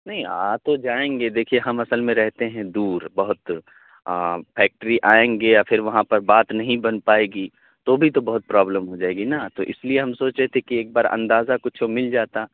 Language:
Urdu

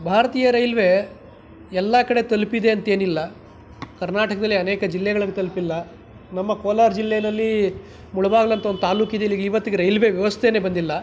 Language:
Kannada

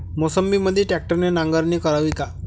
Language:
Marathi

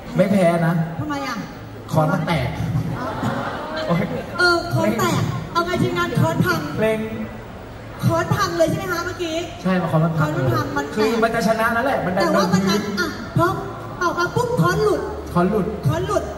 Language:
Thai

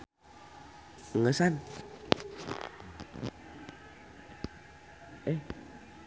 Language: Sundanese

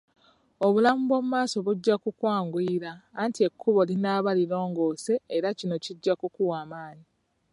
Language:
Ganda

